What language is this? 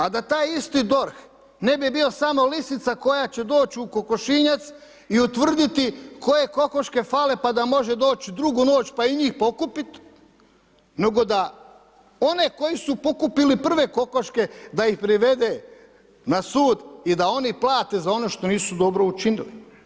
Croatian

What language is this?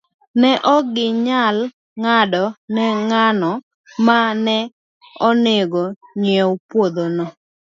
Luo (Kenya and Tanzania)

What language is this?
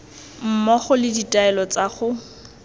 Tswana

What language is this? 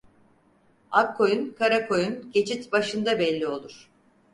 Turkish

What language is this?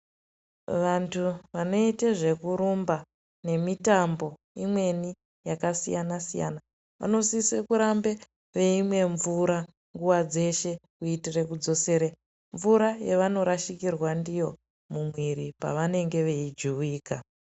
Ndau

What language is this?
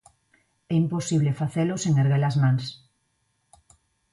Galician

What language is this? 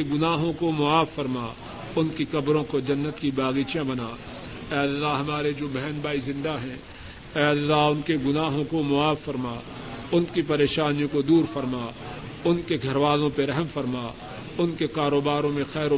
Urdu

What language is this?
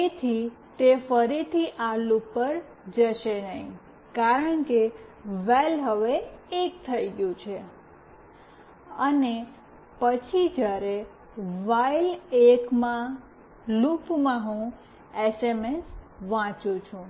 Gujarati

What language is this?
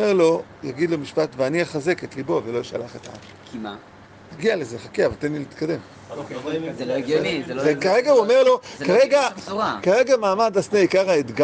Hebrew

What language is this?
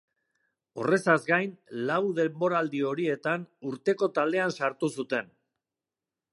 Basque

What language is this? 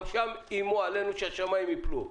Hebrew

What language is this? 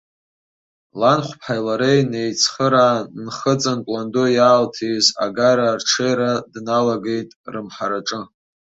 Abkhazian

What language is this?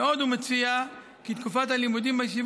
Hebrew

